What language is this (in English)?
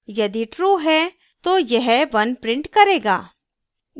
Hindi